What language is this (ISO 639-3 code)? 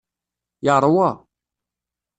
kab